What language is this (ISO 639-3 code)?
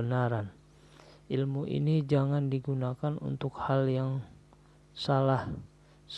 ind